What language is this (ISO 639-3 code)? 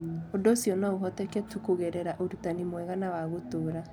kik